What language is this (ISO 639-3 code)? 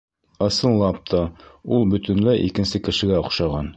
bak